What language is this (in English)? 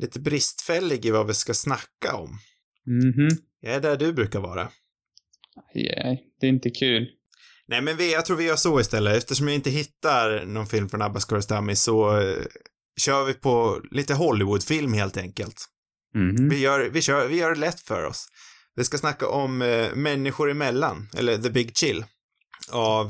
Swedish